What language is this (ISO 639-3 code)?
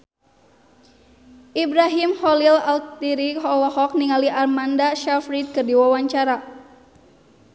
sun